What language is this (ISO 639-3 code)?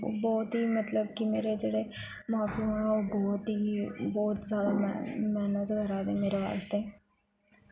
doi